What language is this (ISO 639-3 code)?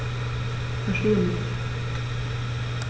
deu